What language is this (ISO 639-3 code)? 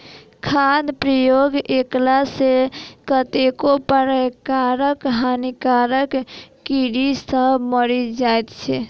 mai